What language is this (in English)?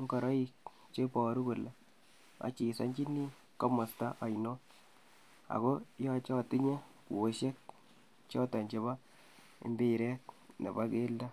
Kalenjin